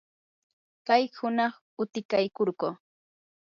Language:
Yanahuanca Pasco Quechua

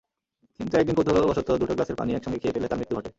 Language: Bangla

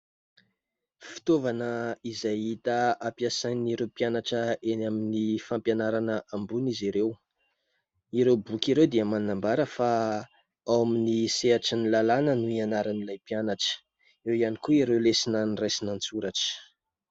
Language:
Malagasy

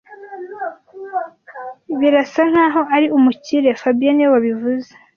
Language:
Kinyarwanda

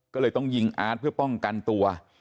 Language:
Thai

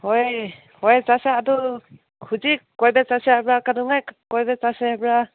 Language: Manipuri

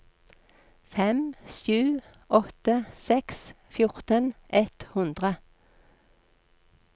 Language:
Norwegian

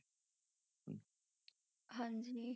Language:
Punjabi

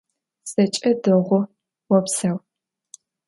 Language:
Adyghe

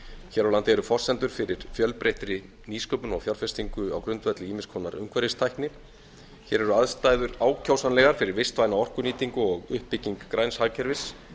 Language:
Icelandic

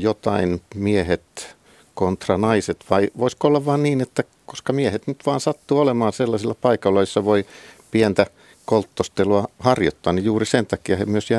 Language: Finnish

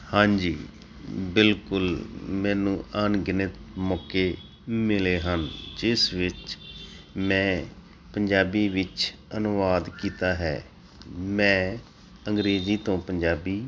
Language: Punjabi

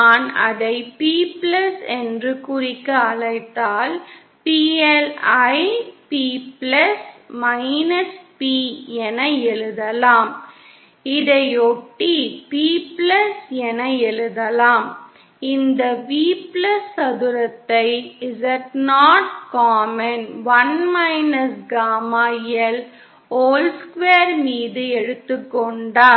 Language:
Tamil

